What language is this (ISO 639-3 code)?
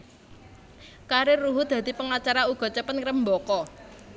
jav